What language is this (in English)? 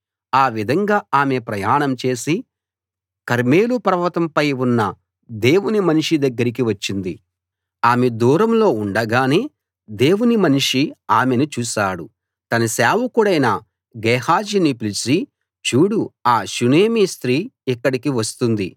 Telugu